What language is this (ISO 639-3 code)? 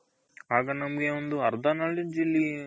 kan